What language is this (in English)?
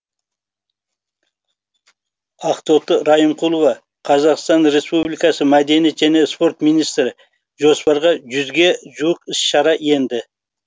Kazakh